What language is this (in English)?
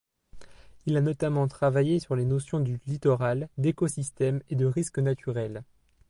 French